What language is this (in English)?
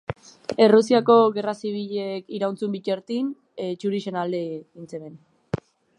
Basque